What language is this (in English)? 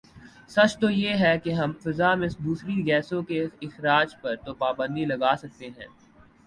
Urdu